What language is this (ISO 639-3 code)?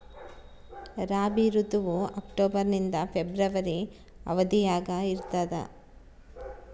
kan